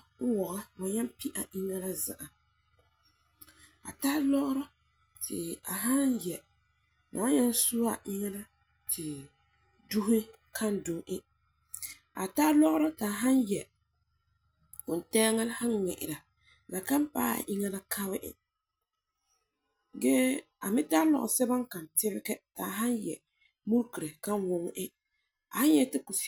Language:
Frafra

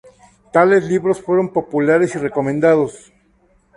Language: Spanish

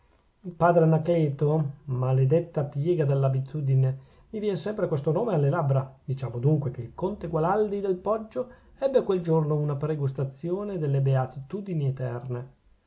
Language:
Italian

